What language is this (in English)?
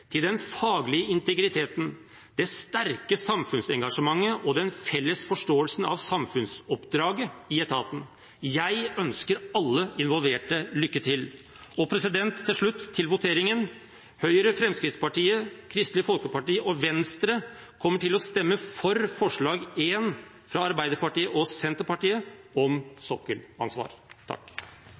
Norwegian Bokmål